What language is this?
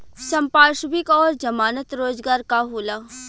Bhojpuri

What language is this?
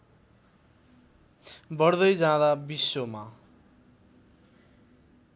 Nepali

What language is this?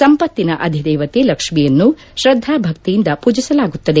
Kannada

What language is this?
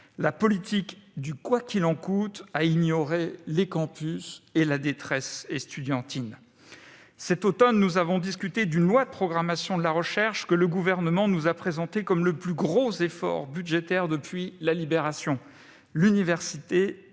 French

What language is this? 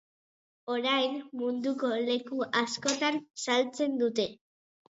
Basque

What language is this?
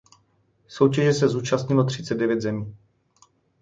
Czech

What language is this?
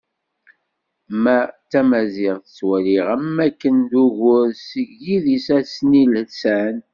Kabyle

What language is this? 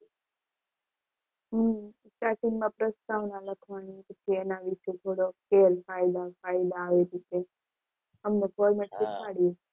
Gujarati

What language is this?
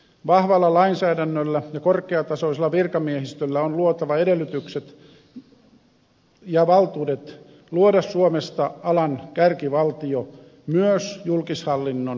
Finnish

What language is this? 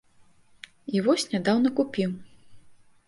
Belarusian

